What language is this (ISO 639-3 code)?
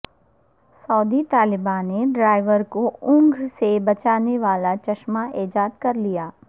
urd